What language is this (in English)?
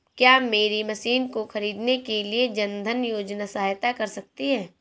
Hindi